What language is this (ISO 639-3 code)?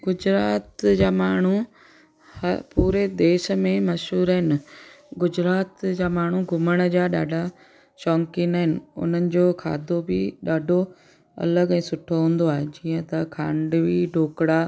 snd